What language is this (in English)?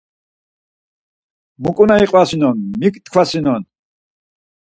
Laz